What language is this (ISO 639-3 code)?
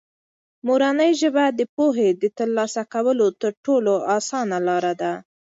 pus